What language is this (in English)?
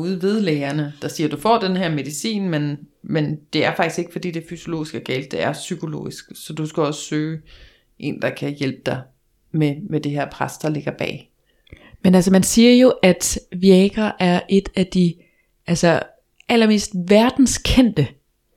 Danish